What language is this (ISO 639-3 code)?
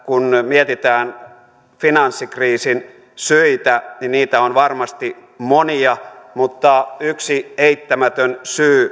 fin